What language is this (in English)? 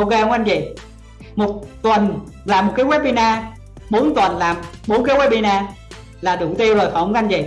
Vietnamese